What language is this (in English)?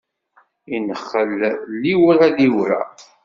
Kabyle